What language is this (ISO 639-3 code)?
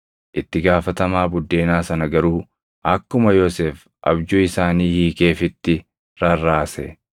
orm